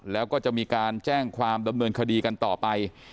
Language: Thai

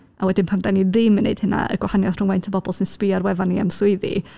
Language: Welsh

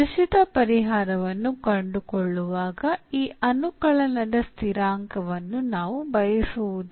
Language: Kannada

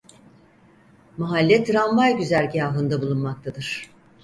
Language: Turkish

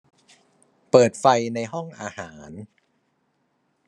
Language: Thai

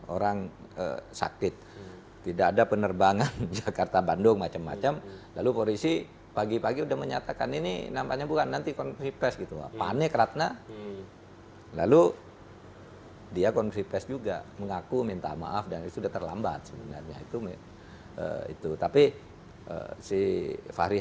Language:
Indonesian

